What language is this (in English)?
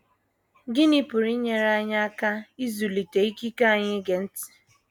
Igbo